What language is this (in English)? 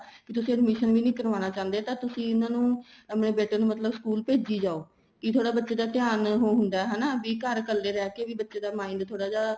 Punjabi